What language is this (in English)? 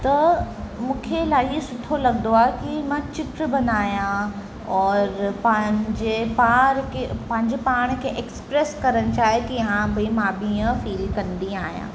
Sindhi